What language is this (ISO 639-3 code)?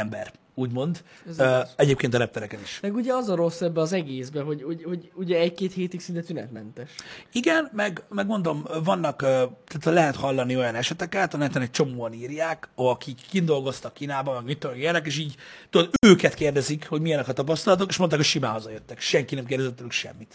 hun